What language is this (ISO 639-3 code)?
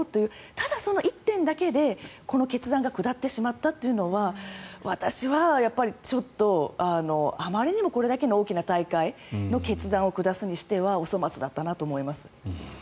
jpn